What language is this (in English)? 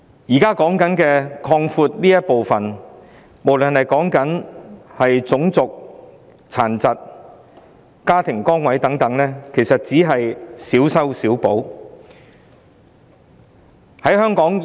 Cantonese